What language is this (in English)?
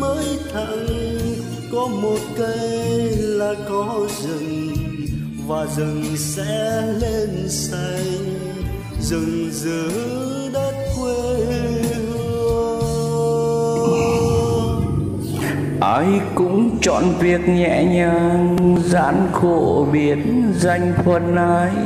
Vietnamese